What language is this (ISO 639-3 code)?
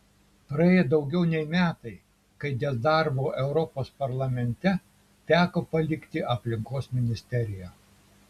lit